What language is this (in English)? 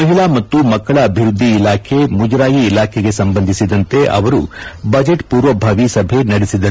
Kannada